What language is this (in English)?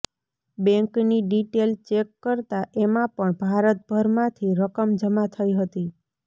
Gujarati